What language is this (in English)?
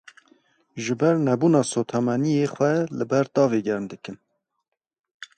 Kurdish